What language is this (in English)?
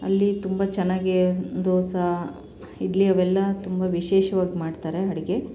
Kannada